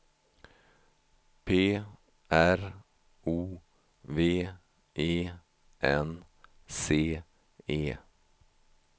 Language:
Swedish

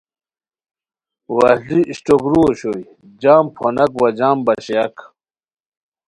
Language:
Khowar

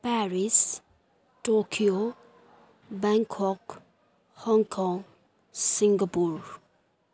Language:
Nepali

